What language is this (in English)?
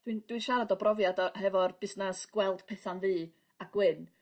Welsh